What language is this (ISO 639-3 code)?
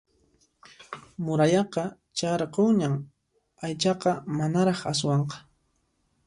qxp